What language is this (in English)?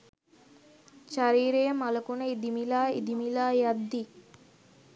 Sinhala